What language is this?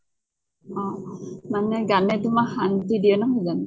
Assamese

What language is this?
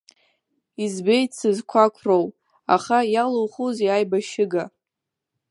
Abkhazian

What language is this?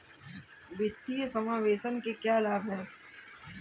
Hindi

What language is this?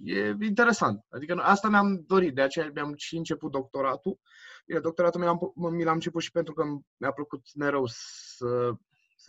Romanian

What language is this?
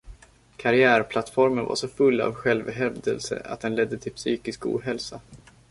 Swedish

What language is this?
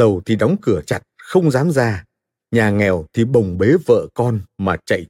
Vietnamese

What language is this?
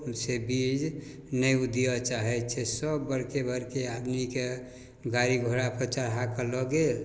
Maithili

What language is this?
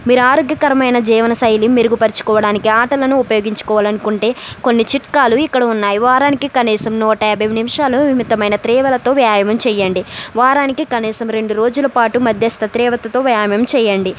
Telugu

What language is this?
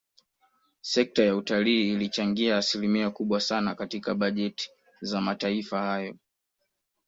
Swahili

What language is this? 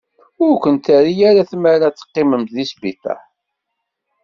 Kabyle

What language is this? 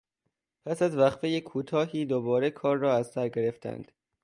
Persian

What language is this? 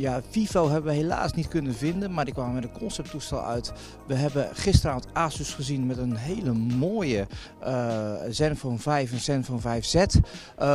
Dutch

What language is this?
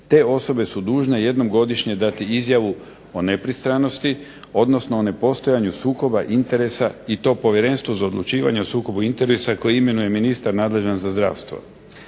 Croatian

